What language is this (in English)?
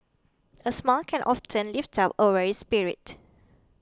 English